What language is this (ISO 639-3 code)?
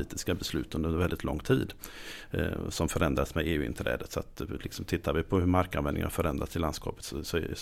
swe